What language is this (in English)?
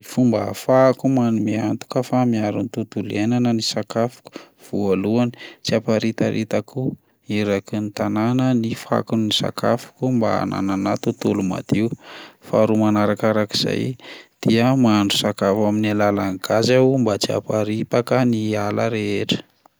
Malagasy